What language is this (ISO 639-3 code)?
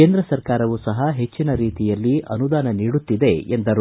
kan